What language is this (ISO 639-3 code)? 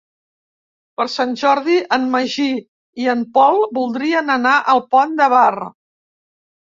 cat